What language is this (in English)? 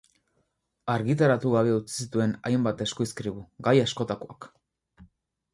Basque